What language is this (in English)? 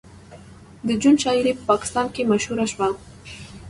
Pashto